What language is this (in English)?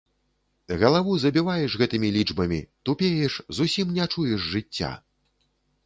Belarusian